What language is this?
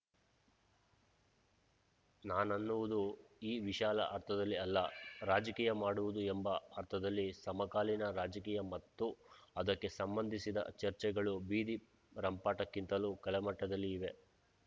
Kannada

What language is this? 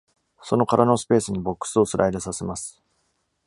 Japanese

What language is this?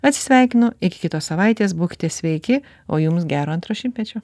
Lithuanian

